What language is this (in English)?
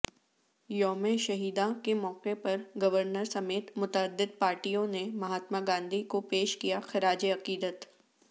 Urdu